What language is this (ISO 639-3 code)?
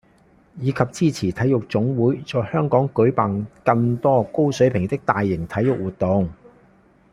yue